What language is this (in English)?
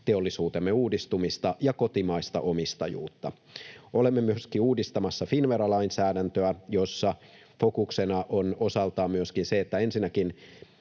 Finnish